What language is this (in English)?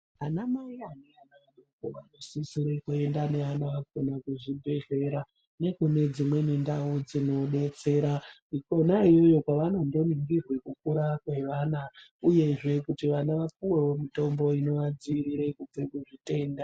Ndau